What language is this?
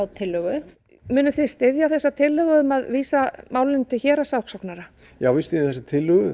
Icelandic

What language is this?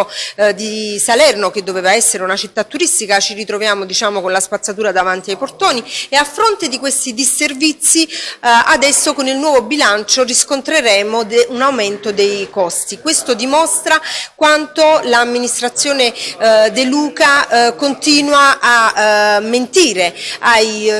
Italian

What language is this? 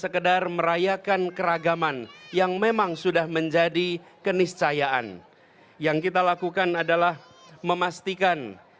Indonesian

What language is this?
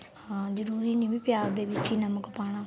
Punjabi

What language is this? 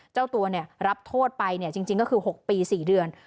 Thai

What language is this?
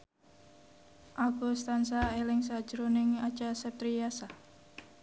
Javanese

